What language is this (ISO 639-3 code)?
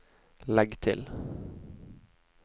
nor